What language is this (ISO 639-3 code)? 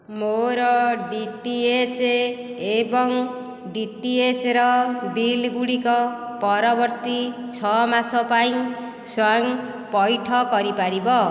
ori